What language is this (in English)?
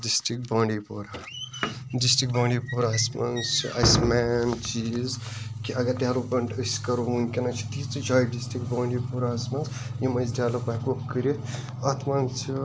Kashmiri